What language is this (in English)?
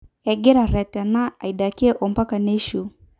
Masai